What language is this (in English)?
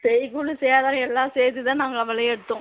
Tamil